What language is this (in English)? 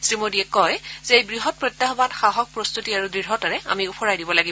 Assamese